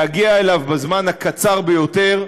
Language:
Hebrew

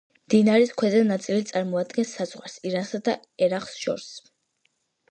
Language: Georgian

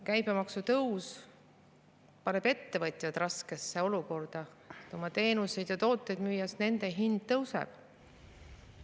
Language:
Estonian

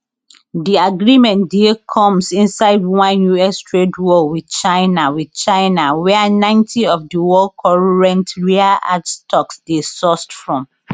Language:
Nigerian Pidgin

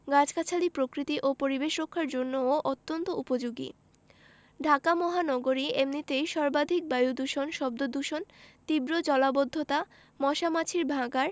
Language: Bangla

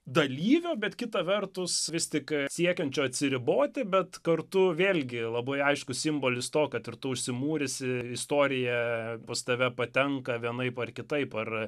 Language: Lithuanian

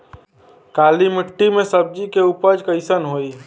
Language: Bhojpuri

